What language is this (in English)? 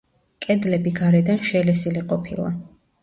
Georgian